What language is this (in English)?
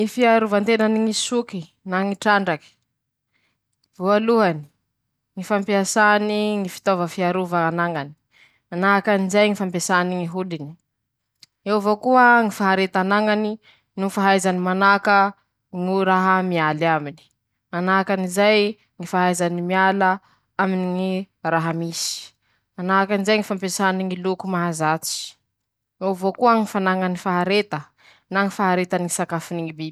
Masikoro Malagasy